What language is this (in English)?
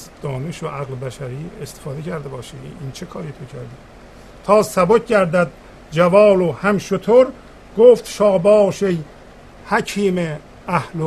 Persian